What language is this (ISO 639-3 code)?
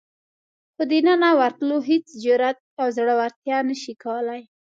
pus